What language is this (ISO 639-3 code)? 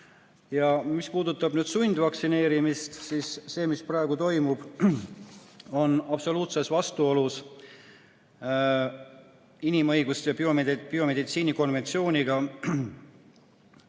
est